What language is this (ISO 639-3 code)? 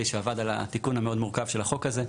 heb